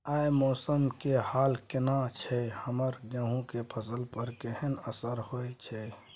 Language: Maithili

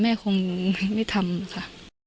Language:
Thai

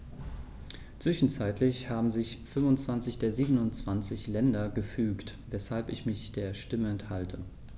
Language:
German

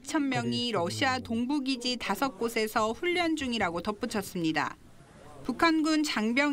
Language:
Korean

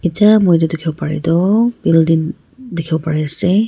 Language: Naga Pidgin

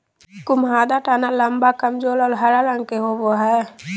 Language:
Magahi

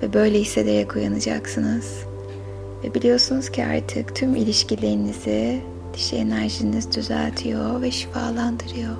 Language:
Turkish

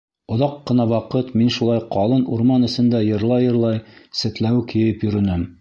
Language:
Bashkir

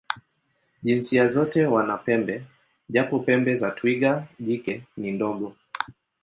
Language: Swahili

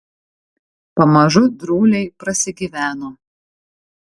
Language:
Lithuanian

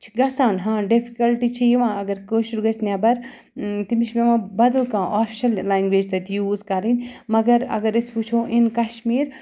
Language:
Kashmiri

